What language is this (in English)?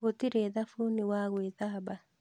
Kikuyu